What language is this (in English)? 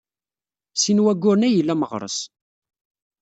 Kabyle